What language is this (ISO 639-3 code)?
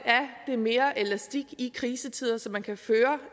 dan